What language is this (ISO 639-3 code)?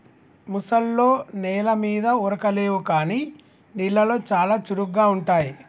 tel